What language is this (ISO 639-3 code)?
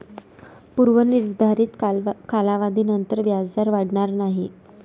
mar